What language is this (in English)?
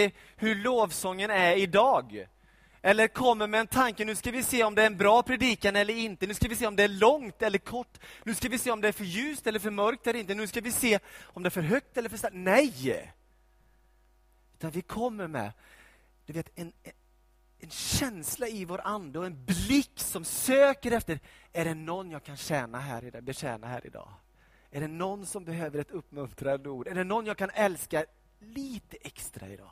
Swedish